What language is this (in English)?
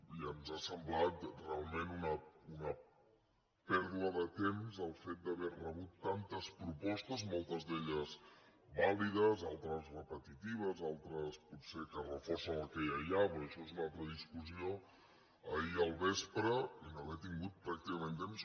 Catalan